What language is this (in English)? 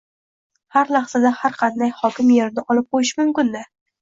Uzbek